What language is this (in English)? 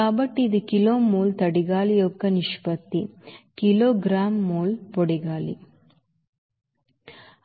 Telugu